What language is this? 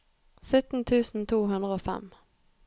Norwegian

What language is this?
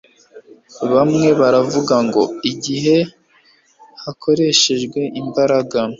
Kinyarwanda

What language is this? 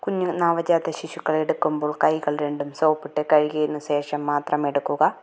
Malayalam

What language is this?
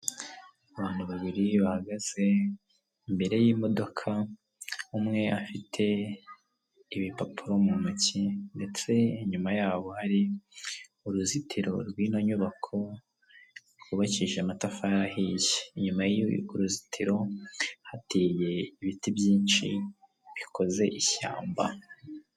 Kinyarwanda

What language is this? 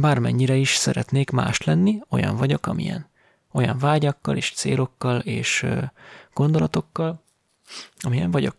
Hungarian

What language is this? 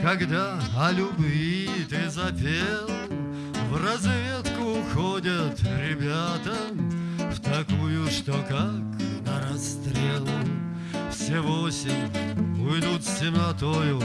Russian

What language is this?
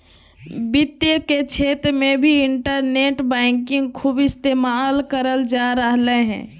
Magahi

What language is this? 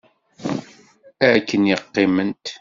Kabyle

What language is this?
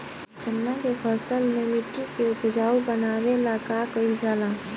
Bhojpuri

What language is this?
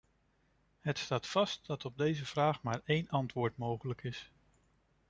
Dutch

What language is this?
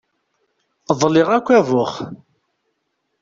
Kabyle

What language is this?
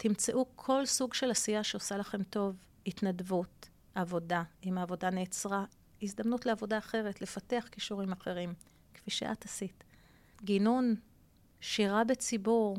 Hebrew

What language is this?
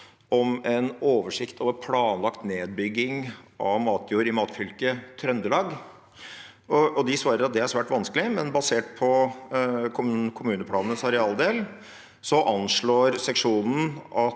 Norwegian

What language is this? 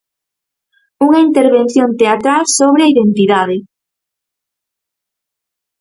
Galician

